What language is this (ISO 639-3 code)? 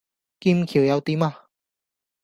yue